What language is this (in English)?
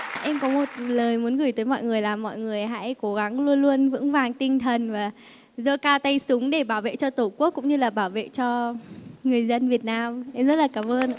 Vietnamese